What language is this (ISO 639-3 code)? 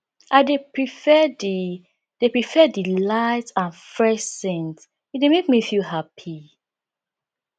pcm